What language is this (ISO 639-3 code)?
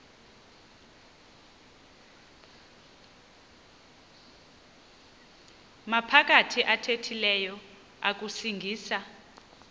xho